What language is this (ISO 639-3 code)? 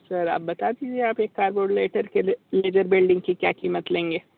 hin